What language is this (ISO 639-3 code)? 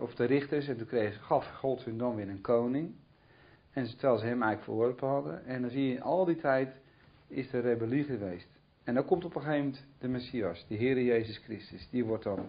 nld